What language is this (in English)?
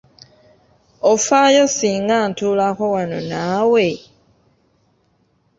Ganda